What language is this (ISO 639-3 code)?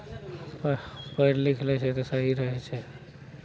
mai